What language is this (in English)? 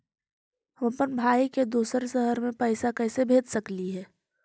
Magahi